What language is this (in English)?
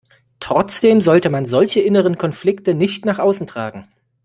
German